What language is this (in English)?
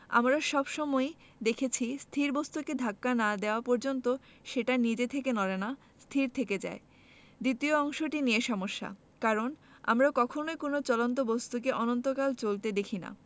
Bangla